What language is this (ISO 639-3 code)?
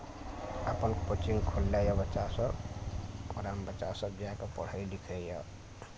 mai